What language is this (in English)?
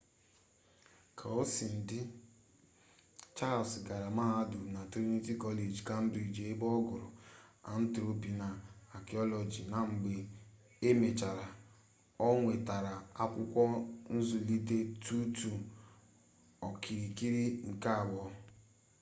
Igbo